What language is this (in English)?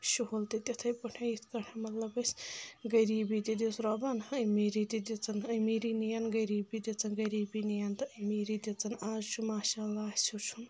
Kashmiri